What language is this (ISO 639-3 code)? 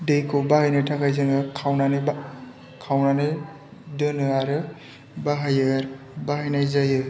brx